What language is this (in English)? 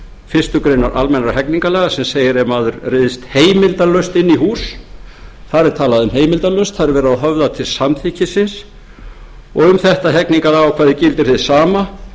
Icelandic